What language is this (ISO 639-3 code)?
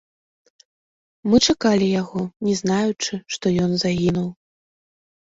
bel